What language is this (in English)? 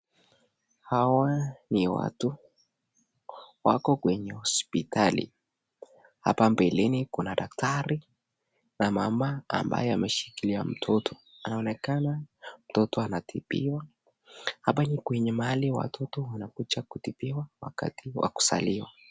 Swahili